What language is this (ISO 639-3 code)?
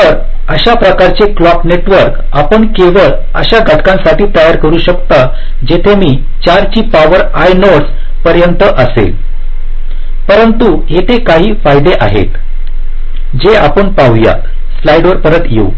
mar